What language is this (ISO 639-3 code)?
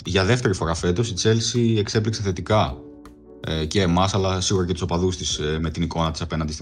ell